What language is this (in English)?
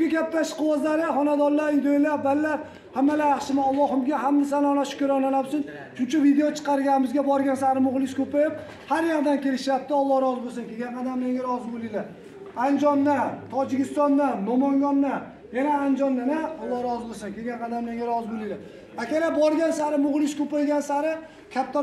Turkish